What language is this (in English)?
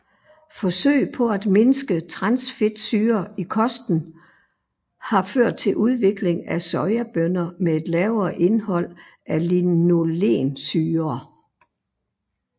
Danish